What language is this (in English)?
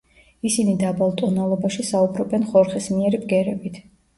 Georgian